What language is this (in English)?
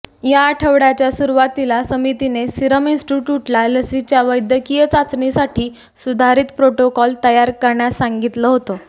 Marathi